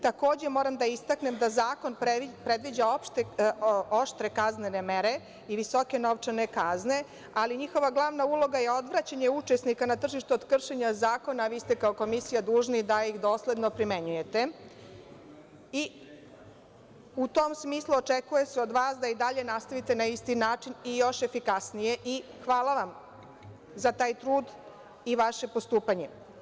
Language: Serbian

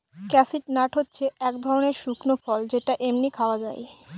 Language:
Bangla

